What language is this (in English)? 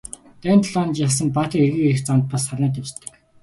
Mongolian